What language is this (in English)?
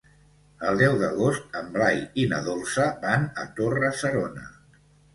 Catalan